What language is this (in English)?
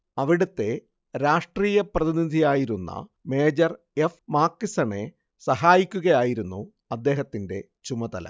Malayalam